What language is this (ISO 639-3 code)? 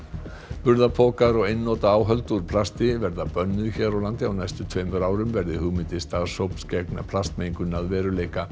isl